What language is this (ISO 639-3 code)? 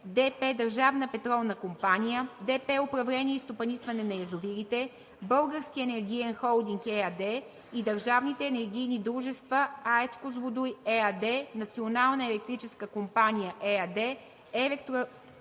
bul